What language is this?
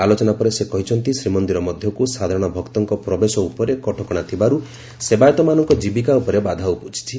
Odia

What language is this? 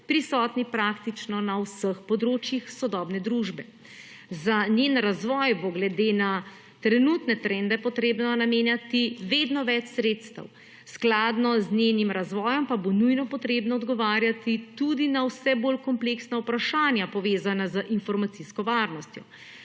Slovenian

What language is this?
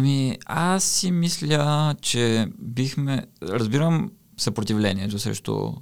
Bulgarian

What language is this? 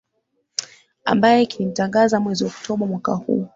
Swahili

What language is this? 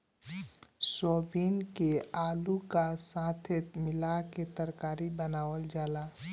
Bhojpuri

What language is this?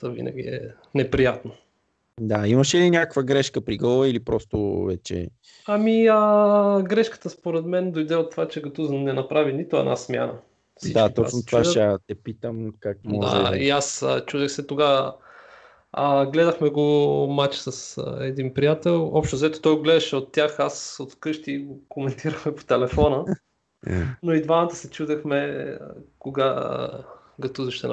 Bulgarian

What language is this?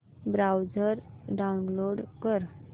Marathi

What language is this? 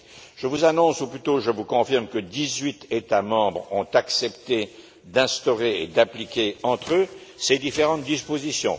French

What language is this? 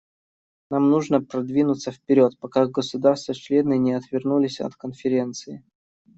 Russian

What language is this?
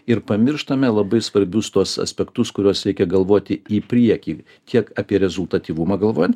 Lithuanian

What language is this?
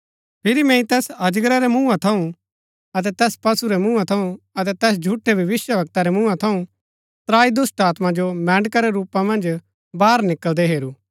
Gaddi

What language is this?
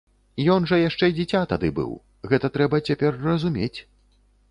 Belarusian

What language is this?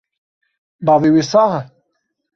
Kurdish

